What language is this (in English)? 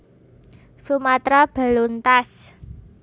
Javanese